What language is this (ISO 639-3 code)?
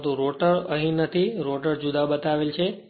guj